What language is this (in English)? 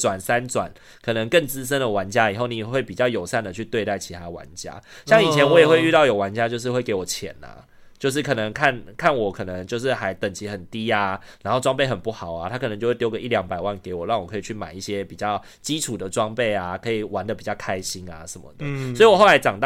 Chinese